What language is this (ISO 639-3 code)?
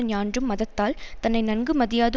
tam